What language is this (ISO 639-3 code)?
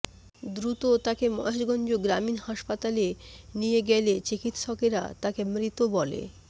ben